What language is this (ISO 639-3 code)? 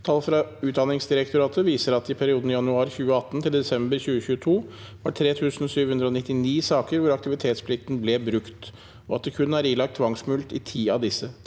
nor